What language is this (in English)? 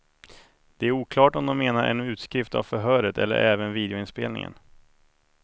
Swedish